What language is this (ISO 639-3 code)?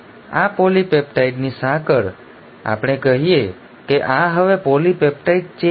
guj